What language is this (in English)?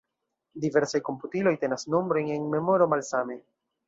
Esperanto